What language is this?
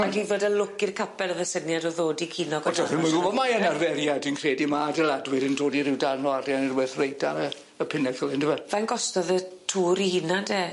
Welsh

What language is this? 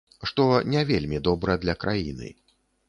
Belarusian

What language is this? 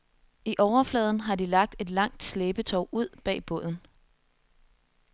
Danish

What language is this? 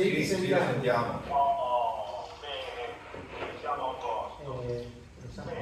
Italian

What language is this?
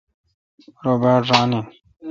Kalkoti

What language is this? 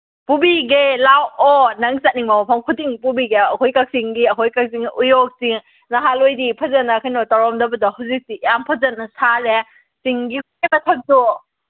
Manipuri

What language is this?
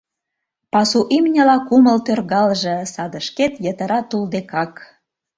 Mari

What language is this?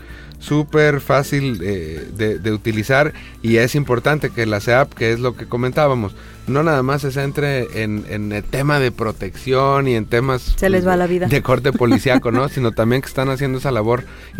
Spanish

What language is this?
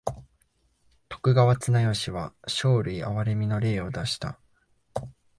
Japanese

